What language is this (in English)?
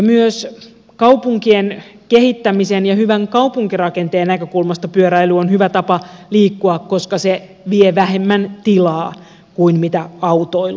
Finnish